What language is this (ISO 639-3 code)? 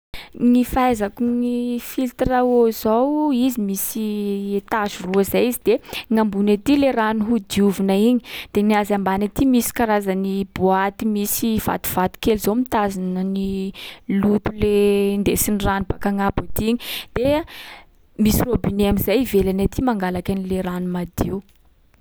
skg